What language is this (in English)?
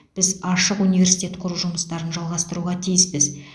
Kazakh